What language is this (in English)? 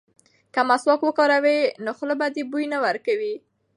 Pashto